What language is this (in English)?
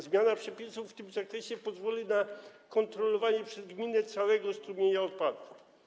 Polish